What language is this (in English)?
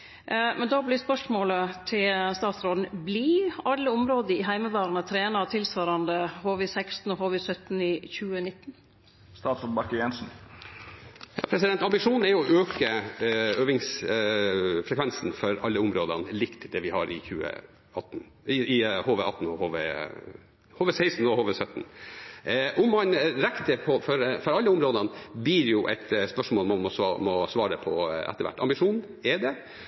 Norwegian